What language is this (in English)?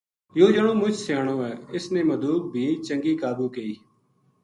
Gujari